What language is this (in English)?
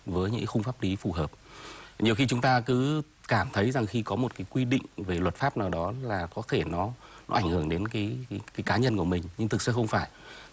Vietnamese